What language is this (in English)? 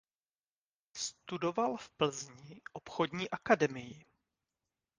Czech